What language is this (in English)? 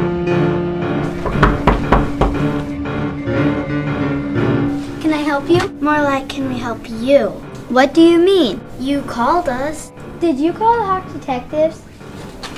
English